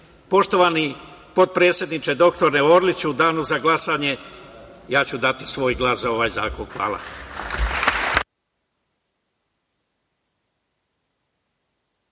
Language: Serbian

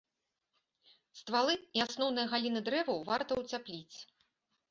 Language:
Belarusian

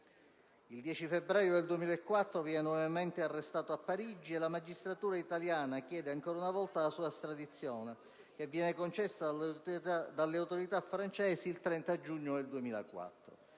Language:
Italian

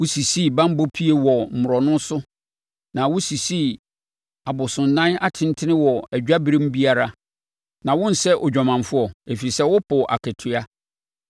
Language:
Akan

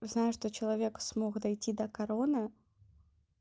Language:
Russian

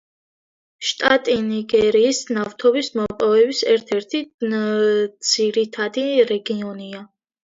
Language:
Georgian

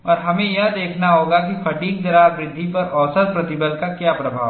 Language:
Hindi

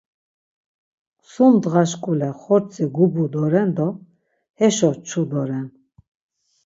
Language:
Laz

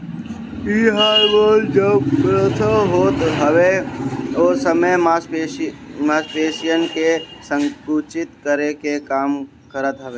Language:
Bhojpuri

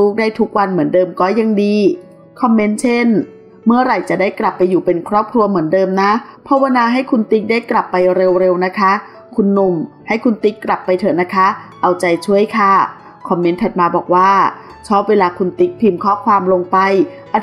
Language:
Thai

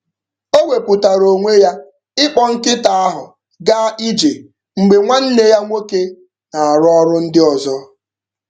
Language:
Igbo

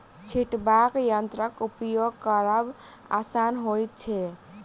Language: Maithili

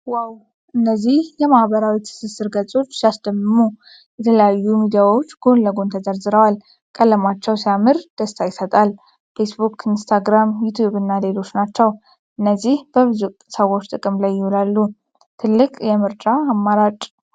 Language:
Amharic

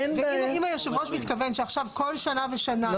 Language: Hebrew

